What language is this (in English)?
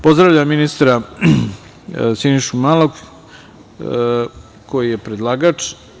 Serbian